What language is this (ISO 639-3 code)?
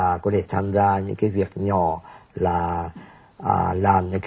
vie